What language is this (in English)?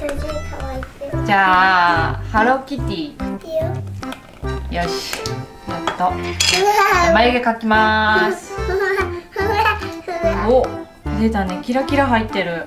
Japanese